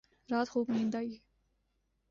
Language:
Urdu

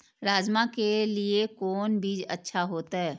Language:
Maithili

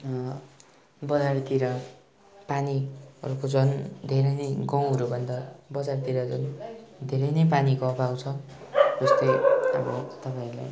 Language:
Nepali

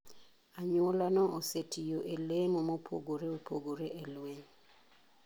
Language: Luo (Kenya and Tanzania)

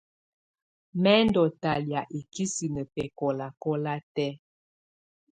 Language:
Tunen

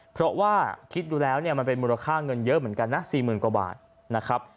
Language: Thai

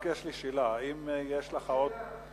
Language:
Hebrew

